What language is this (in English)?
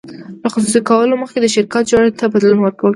Pashto